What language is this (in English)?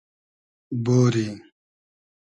Hazaragi